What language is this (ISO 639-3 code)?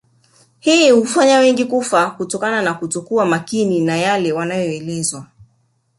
swa